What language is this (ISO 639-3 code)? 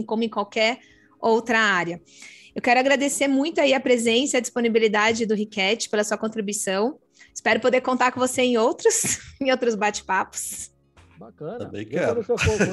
por